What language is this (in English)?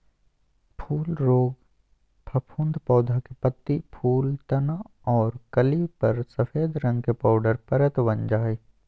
Magahi